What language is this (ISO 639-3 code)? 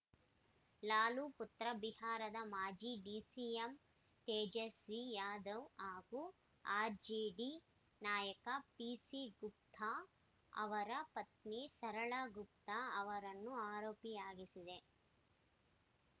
kan